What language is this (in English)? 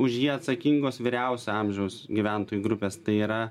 Lithuanian